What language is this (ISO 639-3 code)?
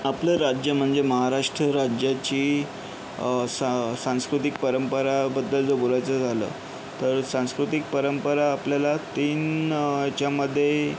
mar